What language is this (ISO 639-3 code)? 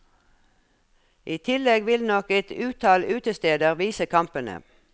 nor